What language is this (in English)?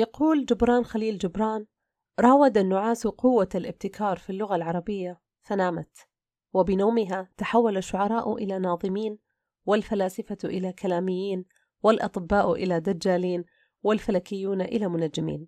Arabic